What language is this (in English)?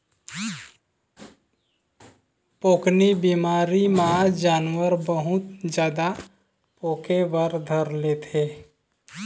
Chhattisgarhi